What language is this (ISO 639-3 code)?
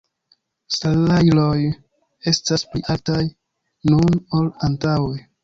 epo